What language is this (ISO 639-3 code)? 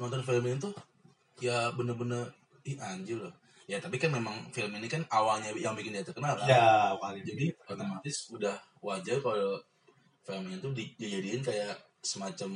ind